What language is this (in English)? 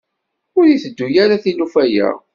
Kabyle